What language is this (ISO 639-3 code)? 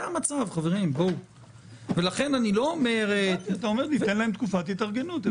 heb